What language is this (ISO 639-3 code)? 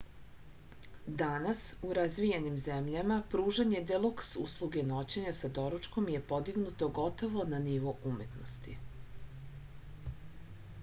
srp